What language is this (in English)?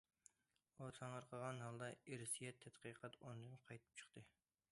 Uyghur